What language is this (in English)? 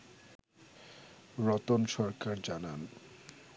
Bangla